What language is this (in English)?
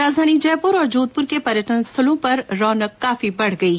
Hindi